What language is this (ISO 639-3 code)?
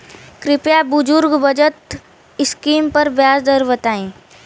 bho